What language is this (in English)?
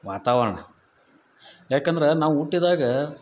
Kannada